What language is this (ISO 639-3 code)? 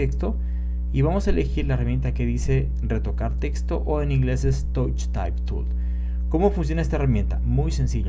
spa